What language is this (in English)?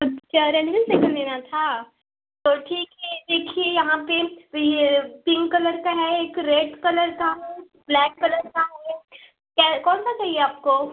Hindi